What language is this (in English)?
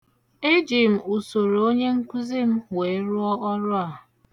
Igbo